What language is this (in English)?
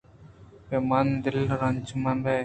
Eastern Balochi